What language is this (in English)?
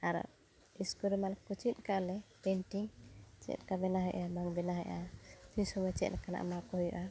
Santali